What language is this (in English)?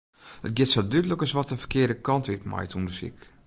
Western Frisian